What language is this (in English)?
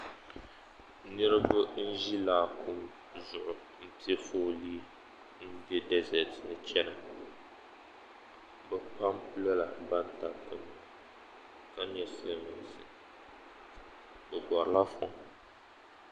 Dagbani